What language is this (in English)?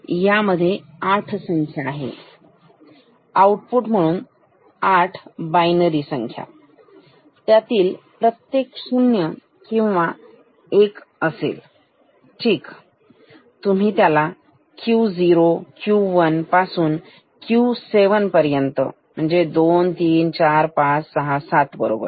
Marathi